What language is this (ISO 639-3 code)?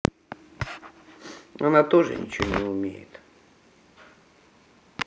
rus